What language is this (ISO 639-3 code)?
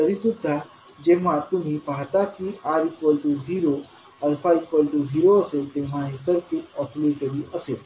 mar